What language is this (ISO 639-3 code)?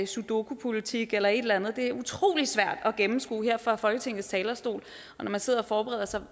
dan